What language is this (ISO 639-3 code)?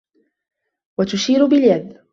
ara